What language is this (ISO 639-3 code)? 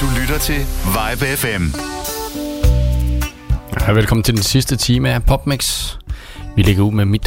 dan